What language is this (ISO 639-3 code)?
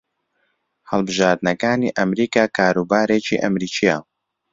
ckb